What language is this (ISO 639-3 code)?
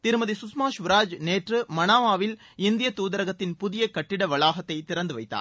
tam